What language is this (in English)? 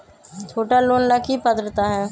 Magahi